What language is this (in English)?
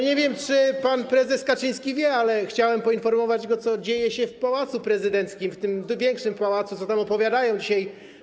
Polish